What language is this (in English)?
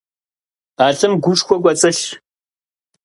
Kabardian